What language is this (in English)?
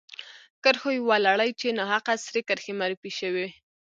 Pashto